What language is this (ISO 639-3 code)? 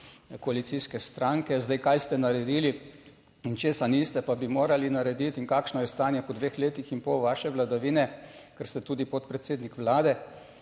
slv